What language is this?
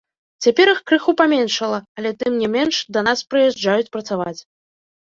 Belarusian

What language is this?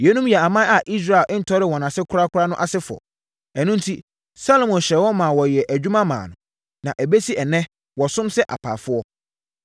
Akan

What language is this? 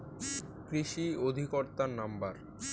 Bangla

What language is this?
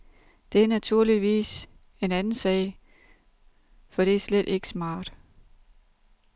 Danish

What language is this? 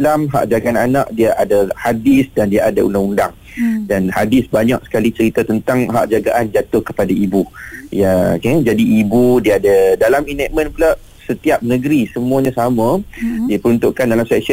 Malay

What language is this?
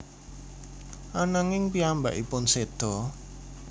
Javanese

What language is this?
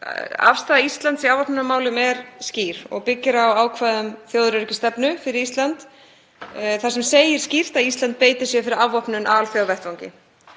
Icelandic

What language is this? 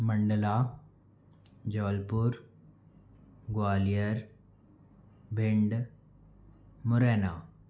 Hindi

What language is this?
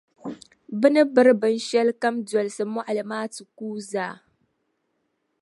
Dagbani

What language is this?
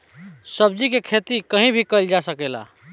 Bhojpuri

